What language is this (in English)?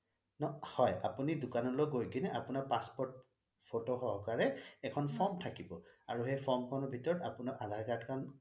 Assamese